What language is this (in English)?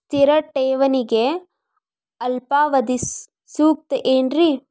Kannada